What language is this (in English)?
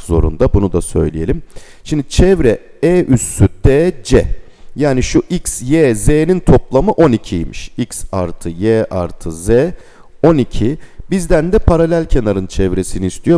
Turkish